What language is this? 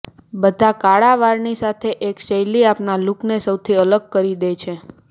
Gujarati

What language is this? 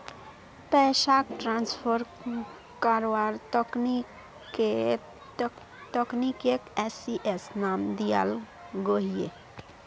Magahi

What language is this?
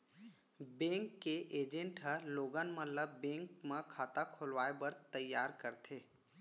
Chhattisgarhi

